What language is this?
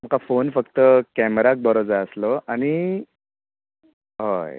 Konkani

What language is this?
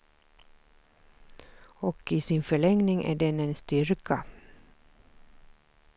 Swedish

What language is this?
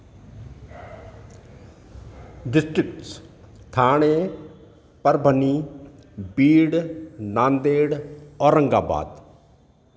Sindhi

